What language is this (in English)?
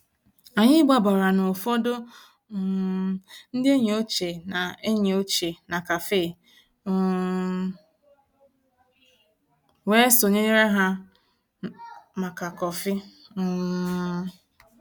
Igbo